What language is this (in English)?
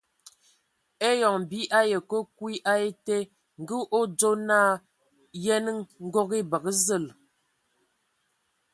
Ewondo